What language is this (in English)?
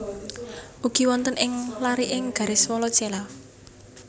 Javanese